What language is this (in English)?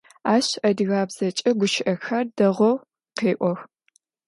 Adyghe